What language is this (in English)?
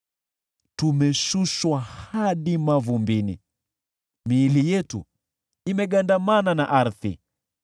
Swahili